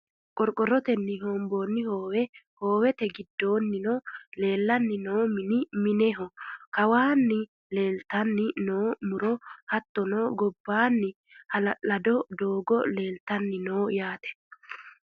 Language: Sidamo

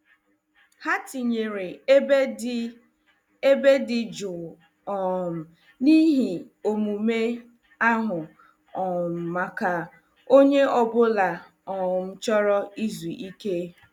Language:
Igbo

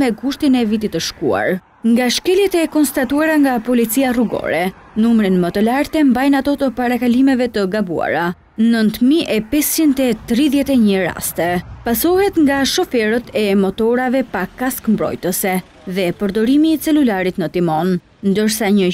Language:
Romanian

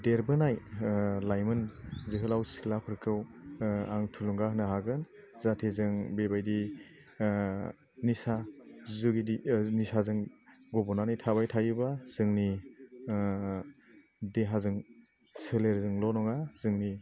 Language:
Bodo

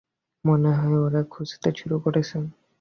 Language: Bangla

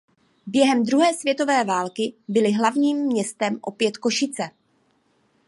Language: Czech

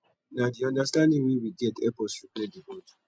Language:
Nigerian Pidgin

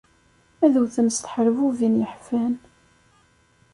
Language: Kabyle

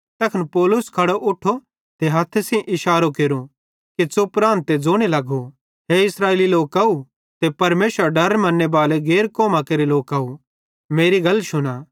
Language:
Bhadrawahi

